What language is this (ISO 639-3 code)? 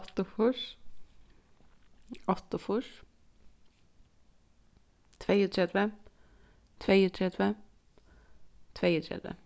fao